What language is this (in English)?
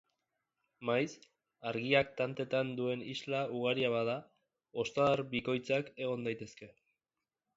Basque